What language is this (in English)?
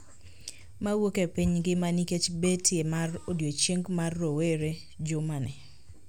Luo (Kenya and Tanzania)